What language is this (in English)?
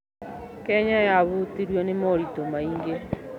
Kikuyu